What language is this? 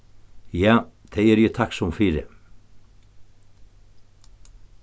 Faroese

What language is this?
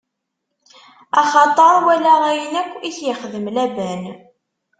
Kabyle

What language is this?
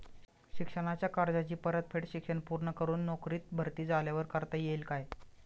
Marathi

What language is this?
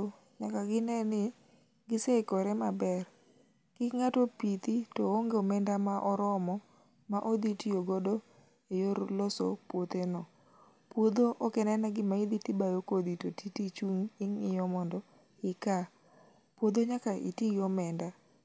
Luo (Kenya and Tanzania)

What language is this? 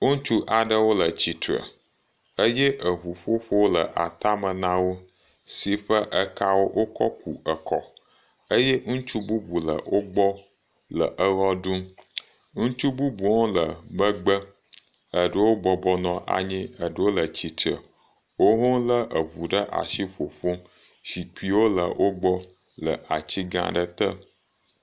Ewe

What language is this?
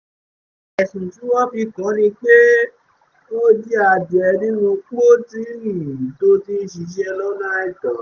Yoruba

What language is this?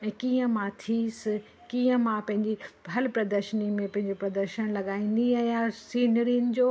Sindhi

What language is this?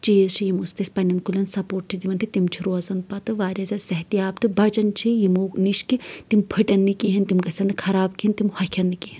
Kashmiri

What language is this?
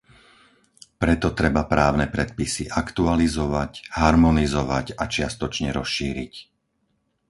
Slovak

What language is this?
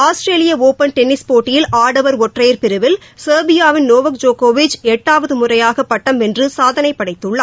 Tamil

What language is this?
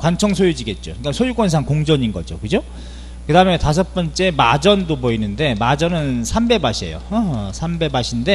Korean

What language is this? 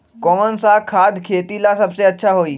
Magahi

